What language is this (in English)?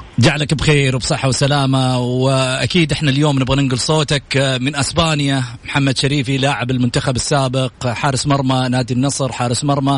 Arabic